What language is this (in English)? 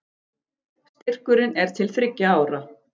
Icelandic